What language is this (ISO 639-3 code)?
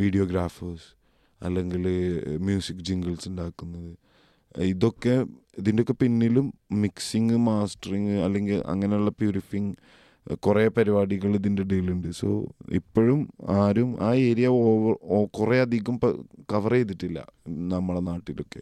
mal